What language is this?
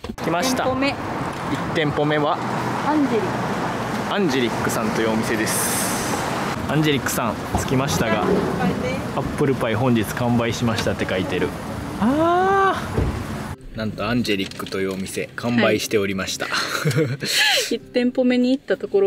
Japanese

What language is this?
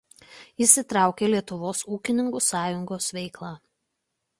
Lithuanian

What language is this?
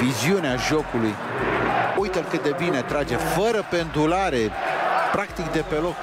Romanian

